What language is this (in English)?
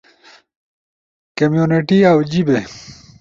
Ushojo